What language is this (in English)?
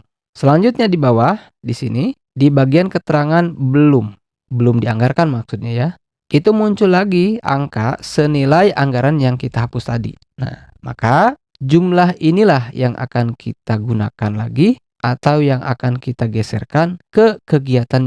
Indonesian